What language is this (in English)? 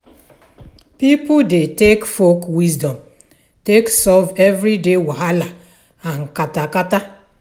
Nigerian Pidgin